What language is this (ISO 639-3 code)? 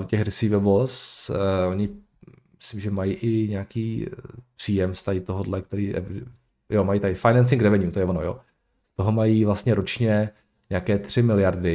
ces